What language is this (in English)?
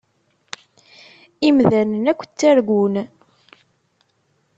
Kabyle